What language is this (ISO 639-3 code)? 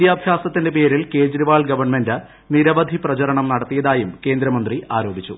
mal